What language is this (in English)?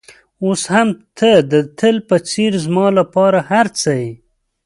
Pashto